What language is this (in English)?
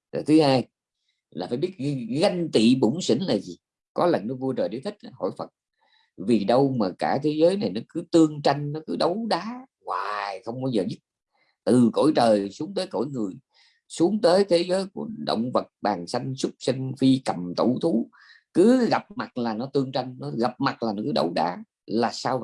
Vietnamese